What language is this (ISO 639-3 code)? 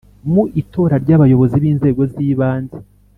kin